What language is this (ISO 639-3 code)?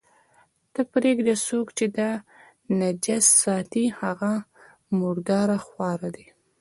pus